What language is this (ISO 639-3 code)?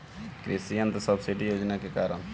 bho